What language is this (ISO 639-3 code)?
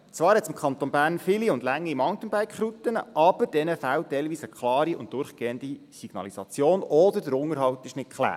gsw